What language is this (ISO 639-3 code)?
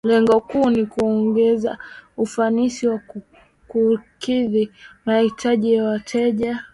swa